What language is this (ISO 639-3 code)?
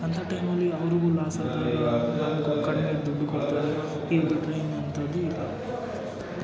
kan